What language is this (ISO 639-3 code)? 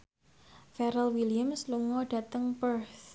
jav